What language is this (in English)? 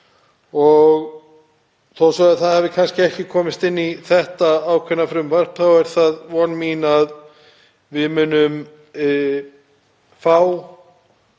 Icelandic